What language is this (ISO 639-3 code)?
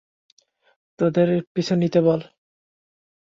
ben